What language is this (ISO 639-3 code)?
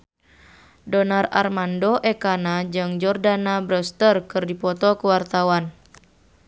sun